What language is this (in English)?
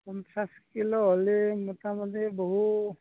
Assamese